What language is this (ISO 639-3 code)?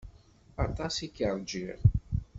kab